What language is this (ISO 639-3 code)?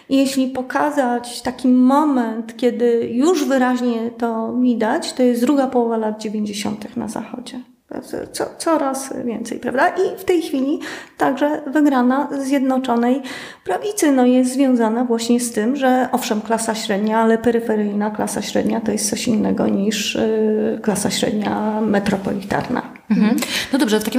pol